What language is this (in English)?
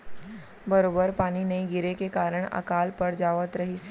Chhattisgarhi